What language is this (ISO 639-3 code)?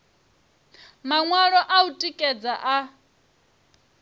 ven